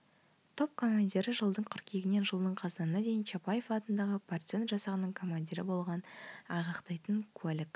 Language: Kazakh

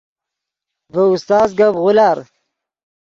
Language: Yidgha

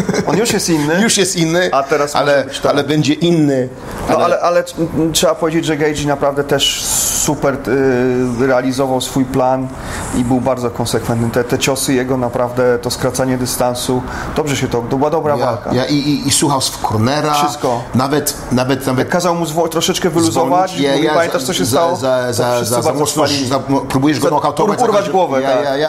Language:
Polish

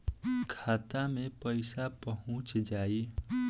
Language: Bhojpuri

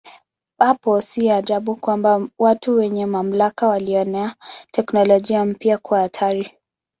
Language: Swahili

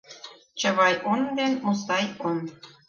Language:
Mari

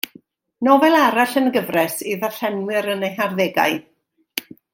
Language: Welsh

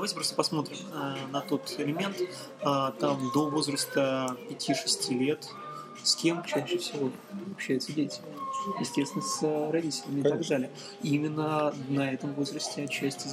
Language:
Russian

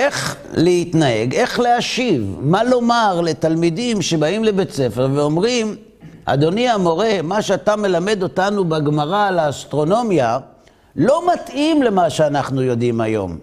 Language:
Hebrew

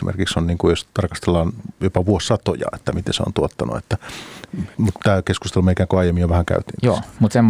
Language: Finnish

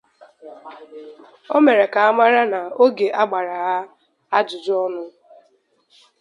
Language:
Igbo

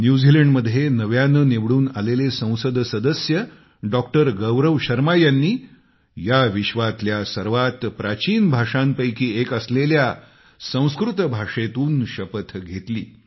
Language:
Marathi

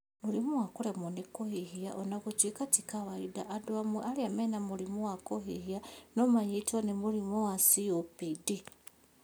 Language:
Kikuyu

